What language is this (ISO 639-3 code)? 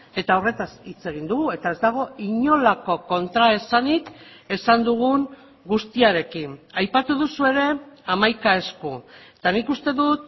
eus